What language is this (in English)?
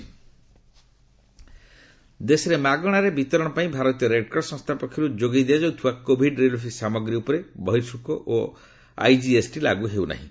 Odia